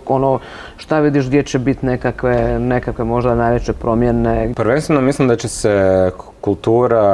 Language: Croatian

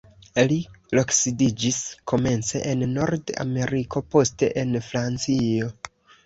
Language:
Esperanto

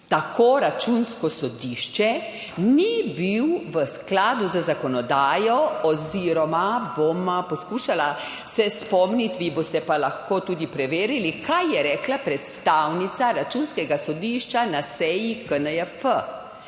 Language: Slovenian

